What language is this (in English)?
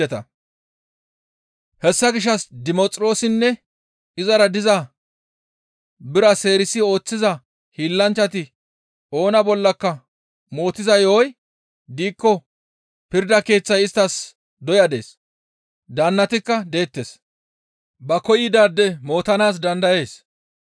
Gamo